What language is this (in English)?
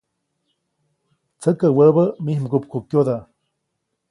Copainalá Zoque